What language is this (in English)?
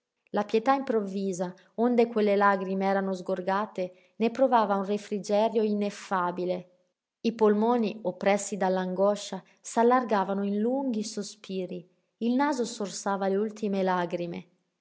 Italian